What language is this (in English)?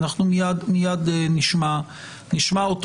Hebrew